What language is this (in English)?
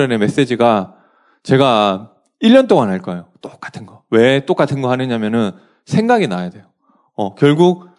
Korean